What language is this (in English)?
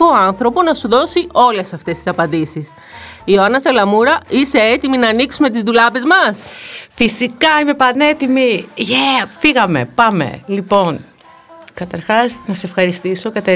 Greek